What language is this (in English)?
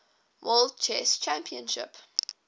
English